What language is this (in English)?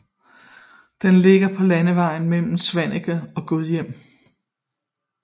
Danish